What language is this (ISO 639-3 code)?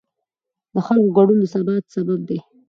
pus